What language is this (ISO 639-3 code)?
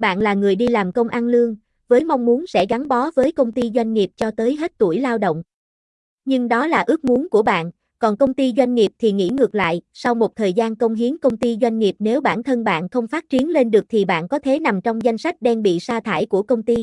vie